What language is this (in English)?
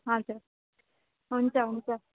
Nepali